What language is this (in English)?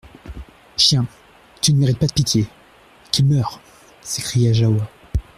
French